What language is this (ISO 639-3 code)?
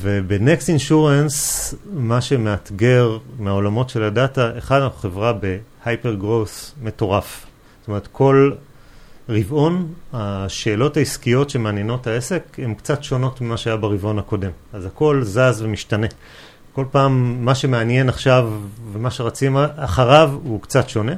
heb